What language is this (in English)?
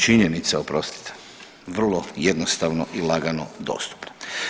Croatian